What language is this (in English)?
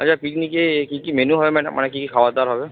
Bangla